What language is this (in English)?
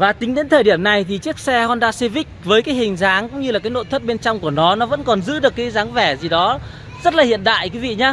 Vietnamese